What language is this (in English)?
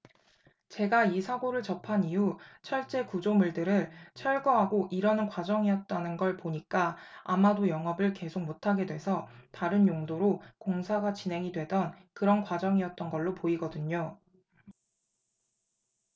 Korean